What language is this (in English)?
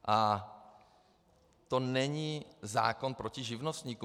Czech